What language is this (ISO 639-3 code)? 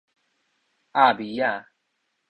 nan